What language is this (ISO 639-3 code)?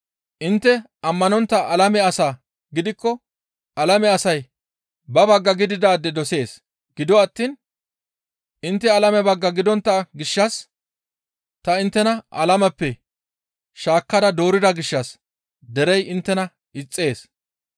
gmv